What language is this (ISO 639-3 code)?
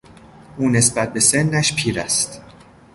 fas